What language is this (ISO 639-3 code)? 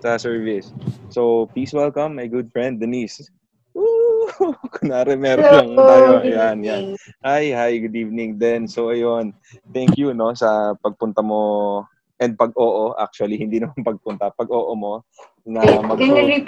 fil